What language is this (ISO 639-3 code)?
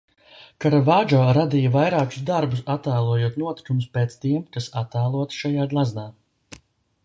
lav